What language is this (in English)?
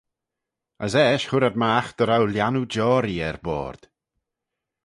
Manx